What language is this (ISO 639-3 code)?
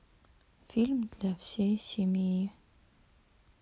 rus